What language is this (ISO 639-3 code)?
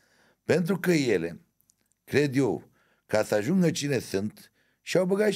ron